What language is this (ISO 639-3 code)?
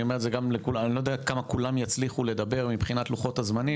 heb